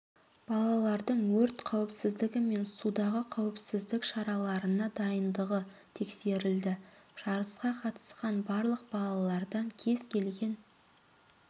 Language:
Kazakh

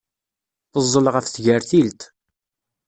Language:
Kabyle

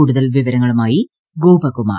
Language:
Malayalam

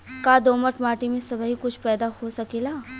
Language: Bhojpuri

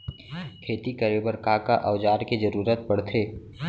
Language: Chhattisgarhi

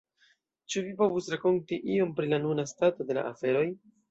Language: Esperanto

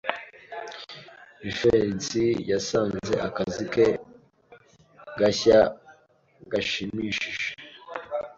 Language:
Kinyarwanda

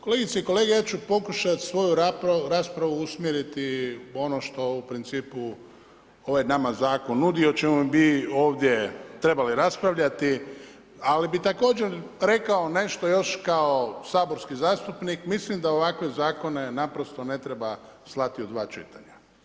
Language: Croatian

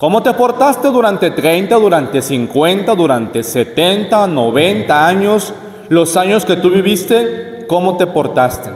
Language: Spanish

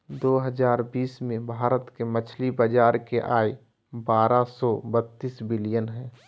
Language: Magahi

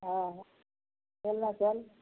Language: Maithili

